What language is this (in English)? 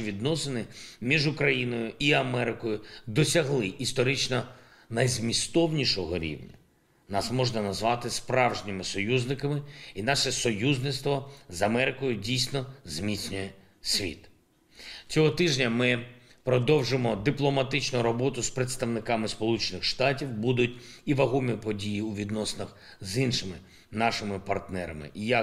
Ukrainian